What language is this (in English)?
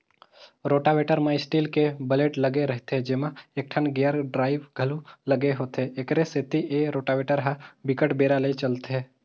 Chhattisgarhi